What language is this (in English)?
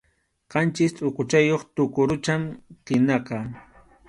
Arequipa-La Unión Quechua